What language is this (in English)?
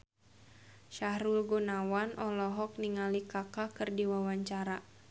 Sundanese